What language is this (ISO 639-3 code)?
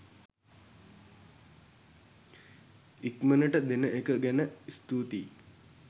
sin